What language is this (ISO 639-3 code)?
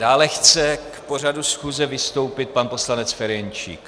ces